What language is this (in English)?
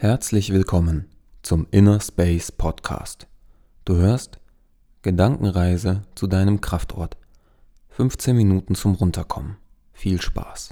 German